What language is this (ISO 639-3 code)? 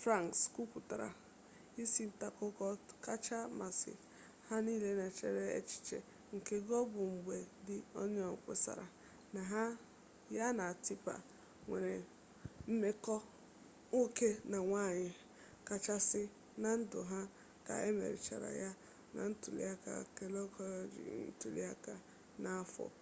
ibo